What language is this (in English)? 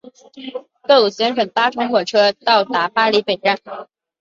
Chinese